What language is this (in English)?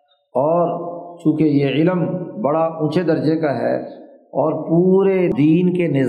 Urdu